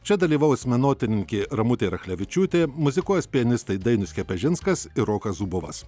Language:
Lithuanian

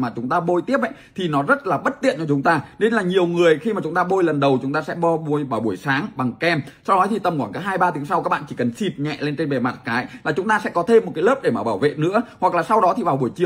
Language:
Vietnamese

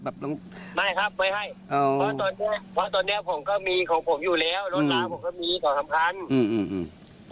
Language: Thai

